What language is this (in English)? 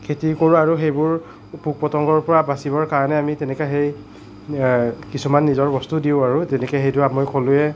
Assamese